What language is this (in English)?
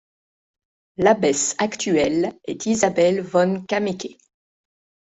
French